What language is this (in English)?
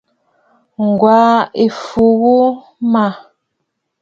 Bafut